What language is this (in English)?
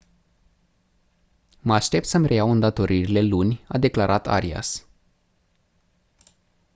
Romanian